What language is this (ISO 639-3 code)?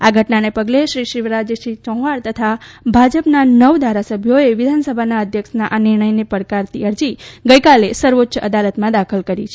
guj